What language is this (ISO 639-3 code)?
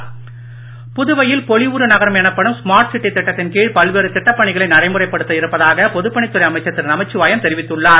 tam